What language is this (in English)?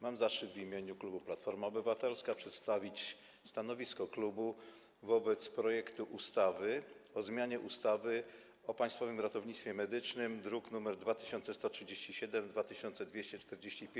Polish